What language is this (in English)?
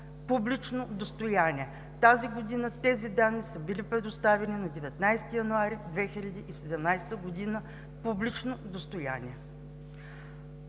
Bulgarian